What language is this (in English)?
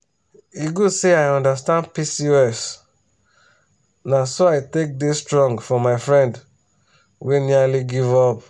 Nigerian Pidgin